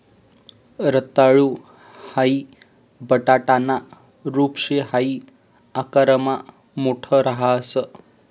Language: Marathi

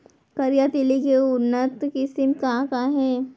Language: Chhattisgarhi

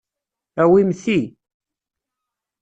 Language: Kabyle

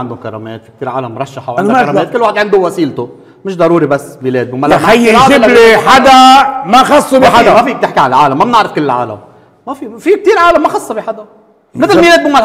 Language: Arabic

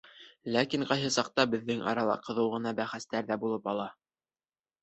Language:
Bashkir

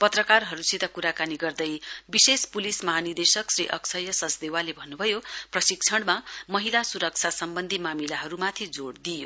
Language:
Nepali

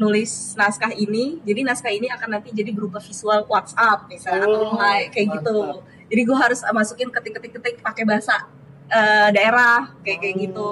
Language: Indonesian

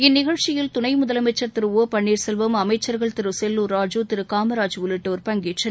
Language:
Tamil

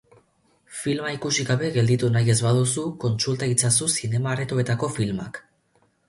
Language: Basque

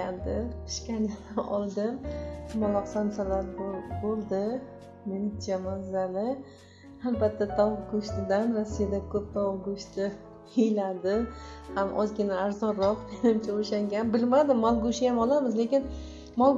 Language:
Turkish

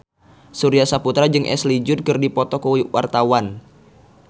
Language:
Sundanese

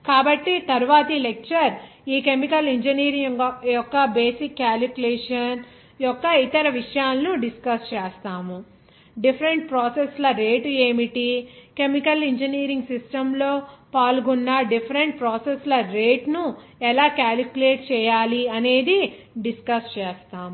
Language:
Telugu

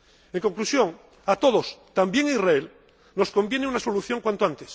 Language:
Spanish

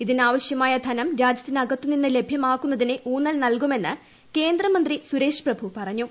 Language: Malayalam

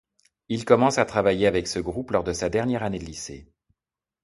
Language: French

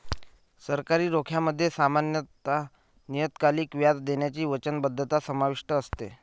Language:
Marathi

